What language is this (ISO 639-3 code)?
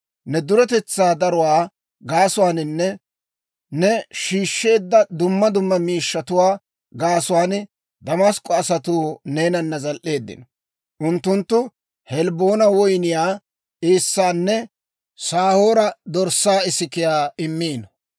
dwr